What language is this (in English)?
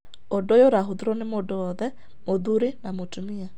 Kikuyu